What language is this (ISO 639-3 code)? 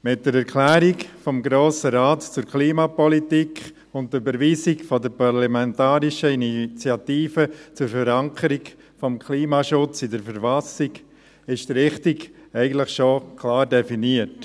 gsw